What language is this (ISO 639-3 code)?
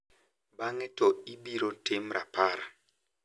luo